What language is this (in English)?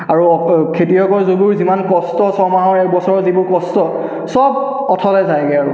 Assamese